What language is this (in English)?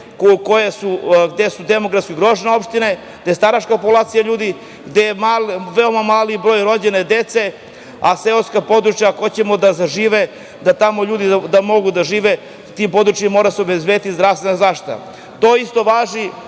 Serbian